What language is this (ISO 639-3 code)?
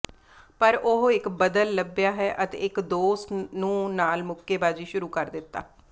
pan